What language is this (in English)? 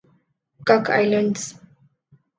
Urdu